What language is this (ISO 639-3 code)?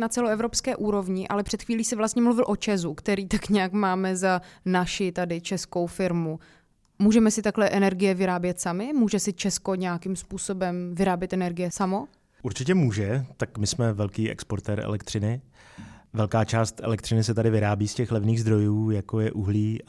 ces